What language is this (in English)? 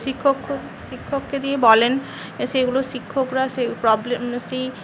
Bangla